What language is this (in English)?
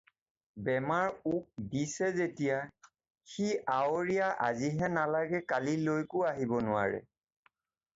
Assamese